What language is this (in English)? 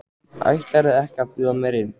Icelandic